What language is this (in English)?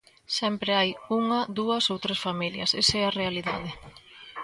Galician